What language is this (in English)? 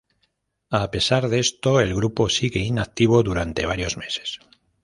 Spanish